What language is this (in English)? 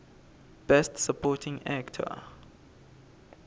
Swati